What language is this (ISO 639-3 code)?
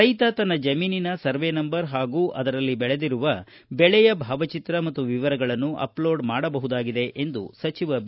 kan